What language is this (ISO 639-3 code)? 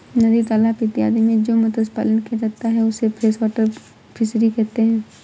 hin